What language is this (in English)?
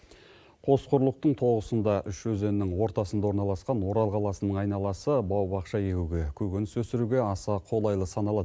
Kazakh